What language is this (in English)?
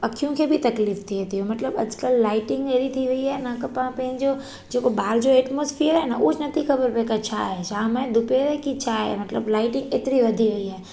Sindhi